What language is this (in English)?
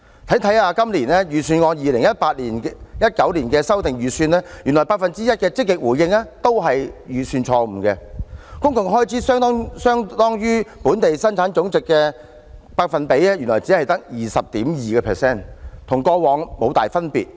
Cantonese